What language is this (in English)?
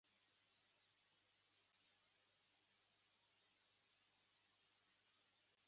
Kinyarwanda